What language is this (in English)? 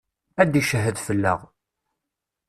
Kabyle